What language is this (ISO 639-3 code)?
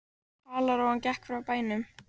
isl